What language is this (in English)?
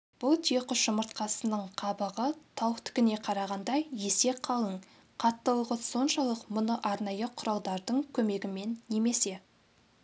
Kazakh